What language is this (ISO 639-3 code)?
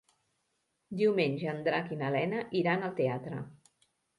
cat